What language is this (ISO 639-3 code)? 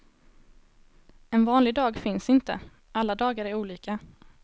swe